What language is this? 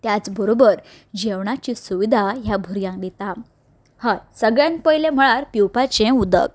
Konkani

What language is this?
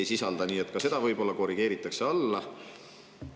Estonian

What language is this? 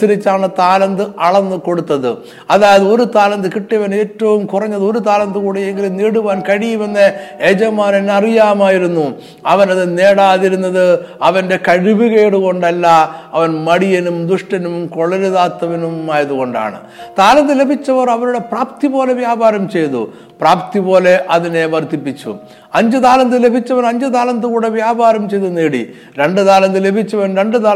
Malayalam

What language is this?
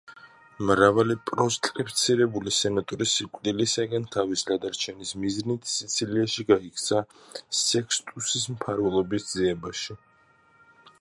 Georgian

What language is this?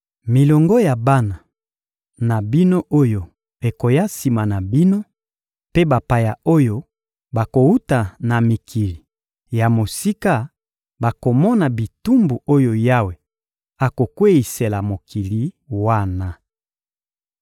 Lingala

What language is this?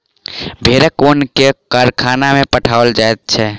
Maithili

